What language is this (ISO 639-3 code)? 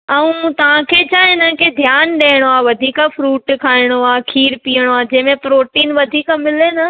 snd